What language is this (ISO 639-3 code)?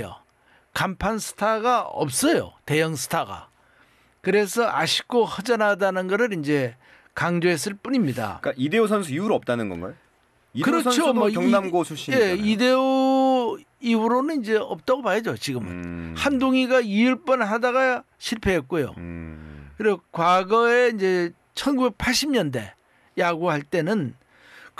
kor